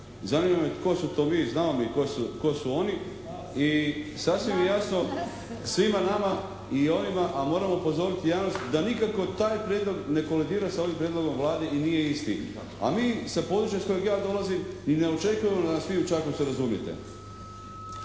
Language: Croatian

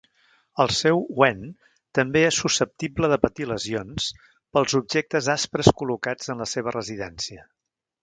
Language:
Catalan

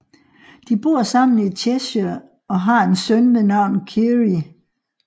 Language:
Danish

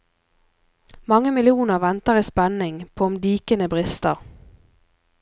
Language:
Norwegian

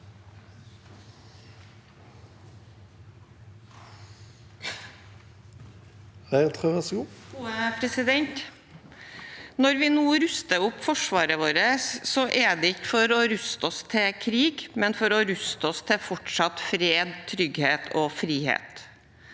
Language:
Norwegian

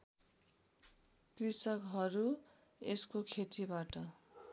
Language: Nepali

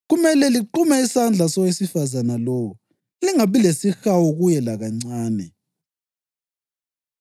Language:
North Ndebele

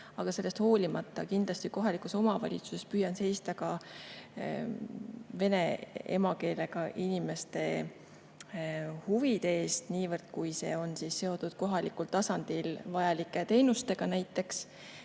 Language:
Estonian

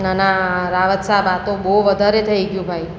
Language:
Gujarati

